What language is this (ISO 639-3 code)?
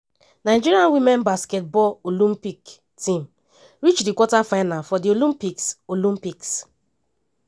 pcm